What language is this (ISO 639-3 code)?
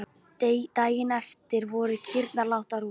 isl